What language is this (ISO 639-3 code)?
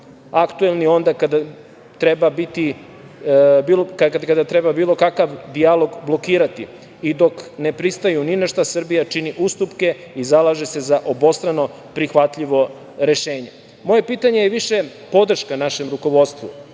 srp